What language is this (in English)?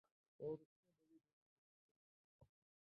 Urdu